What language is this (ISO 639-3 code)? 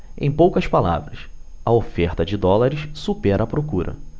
por